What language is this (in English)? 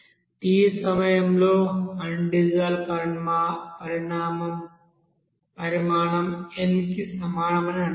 Telugu